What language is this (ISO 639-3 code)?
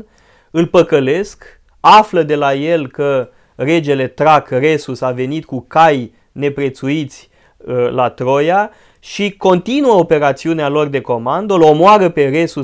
ron